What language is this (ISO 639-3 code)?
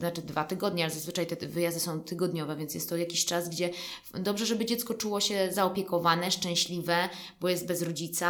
pol